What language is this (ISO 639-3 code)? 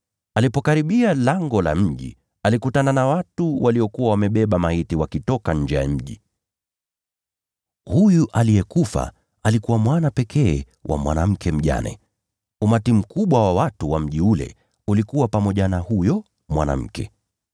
swa